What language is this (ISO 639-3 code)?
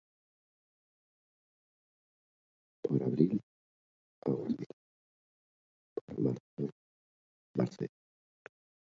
eus